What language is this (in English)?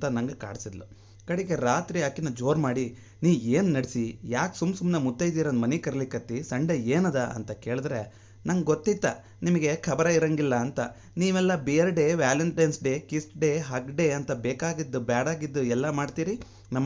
Kannada